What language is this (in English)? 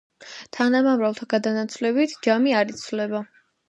Georgian